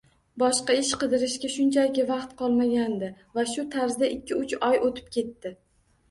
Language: Uzbek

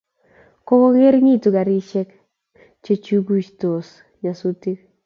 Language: Kalenjin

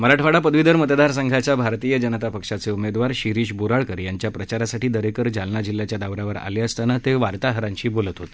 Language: Marathi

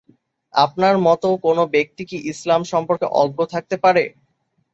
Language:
Bangla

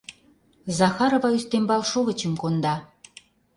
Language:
Mari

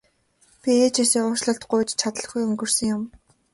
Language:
Mongolian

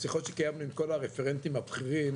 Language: Hebrew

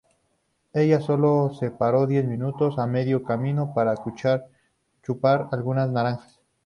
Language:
Spanish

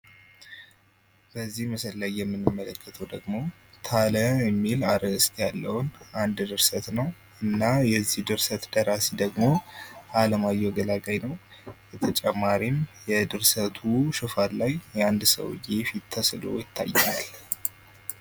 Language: Amharic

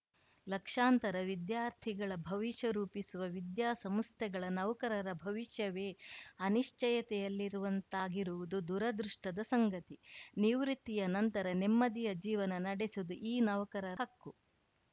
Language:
Kannada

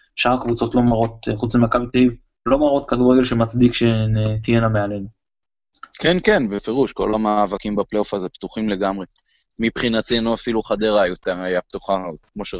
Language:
Hebrew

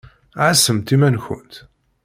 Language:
Kabyle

